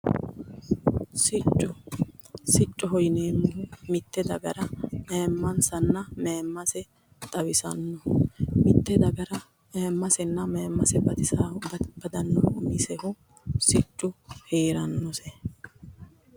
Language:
Sidamo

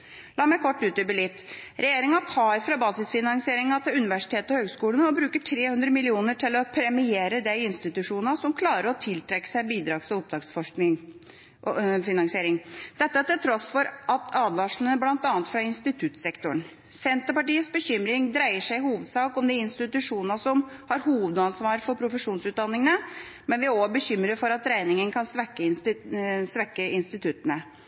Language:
Norwegian Bokmål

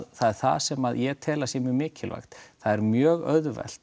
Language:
Icelandic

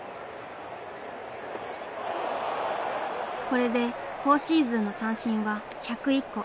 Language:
Japanese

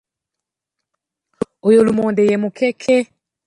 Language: Ganda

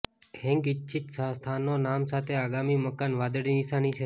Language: Gujarati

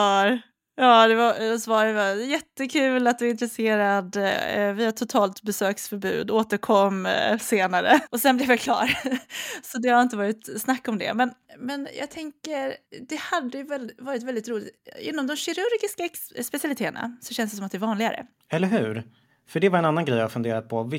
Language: Swedish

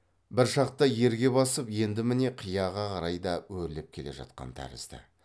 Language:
Kazakh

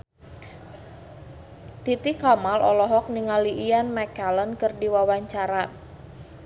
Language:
Sundanese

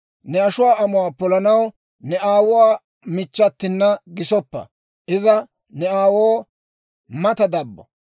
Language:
Dawro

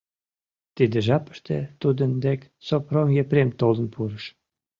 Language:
Mari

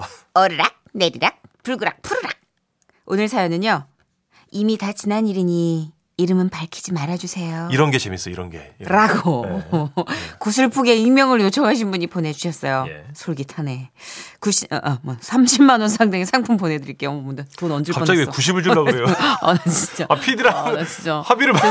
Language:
Korean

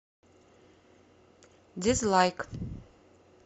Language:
Russian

